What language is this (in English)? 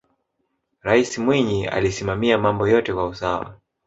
Swahili